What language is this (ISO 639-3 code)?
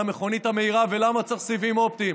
heb